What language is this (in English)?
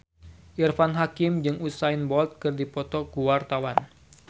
Sundanese